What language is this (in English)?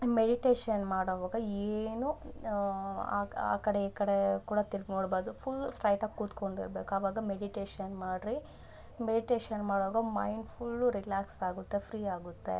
Kannada